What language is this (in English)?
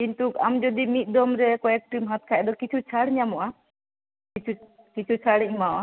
Santali